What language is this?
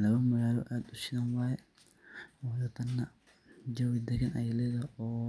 Somali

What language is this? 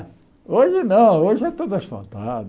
Portuguese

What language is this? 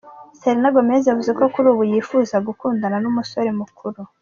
Kinyarwanda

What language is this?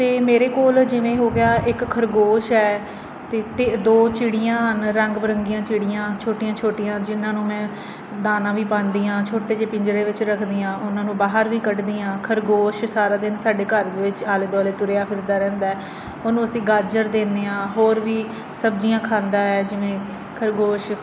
Punjabi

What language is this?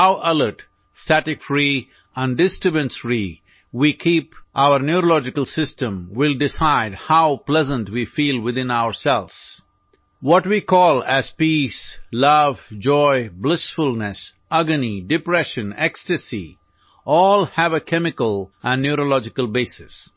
Odia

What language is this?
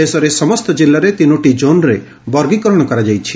Odia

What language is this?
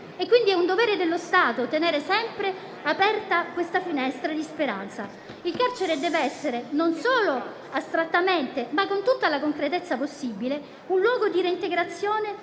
Italian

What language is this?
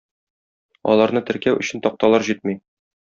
Tatar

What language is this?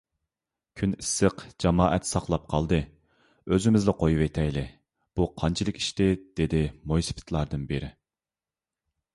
Uyghur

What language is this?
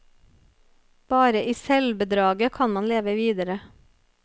Norwegian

